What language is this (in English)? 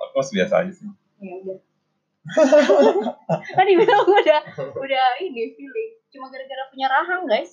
Indonesian